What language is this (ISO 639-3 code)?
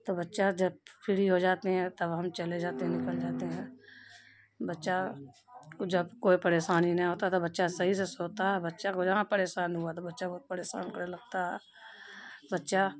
urd